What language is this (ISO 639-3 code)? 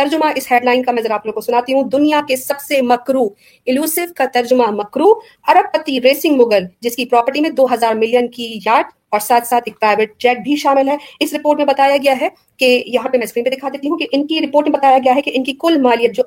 urd